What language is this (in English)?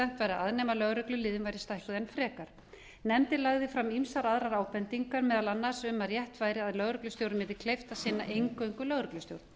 Icelandic